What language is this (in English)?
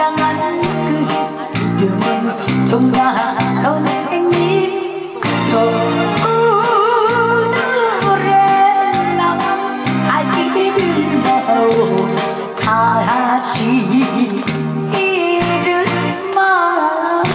Korean